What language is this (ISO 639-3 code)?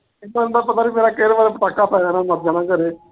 pan